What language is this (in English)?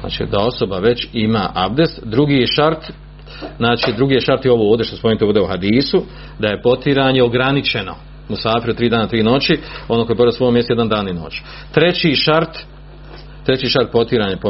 Croatian